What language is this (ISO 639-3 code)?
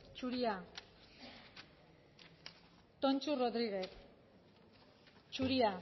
eus